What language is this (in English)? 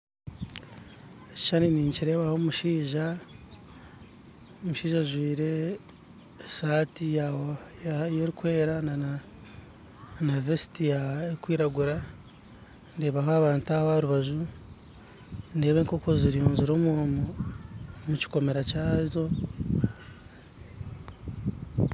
Nyankole